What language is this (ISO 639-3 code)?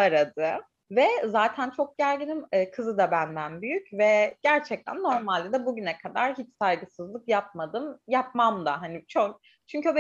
tur